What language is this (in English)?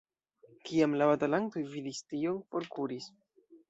Esperanto